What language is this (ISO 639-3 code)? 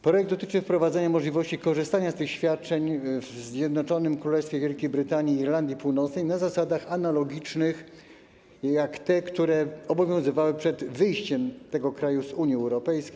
pol